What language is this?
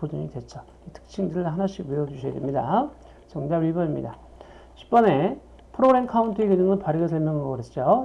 Korean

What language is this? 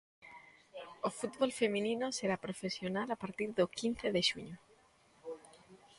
Galician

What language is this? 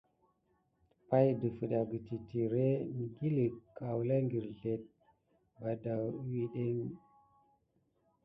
Gidar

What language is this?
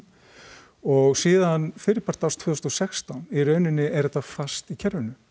Icelandic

